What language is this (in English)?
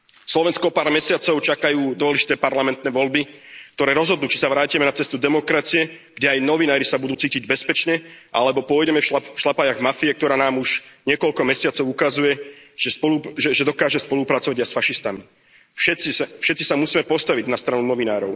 Slovak